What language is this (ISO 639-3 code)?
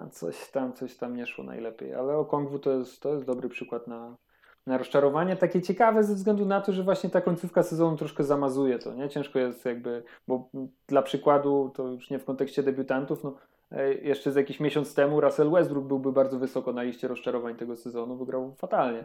pol